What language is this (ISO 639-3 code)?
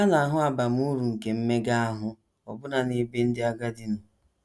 ibo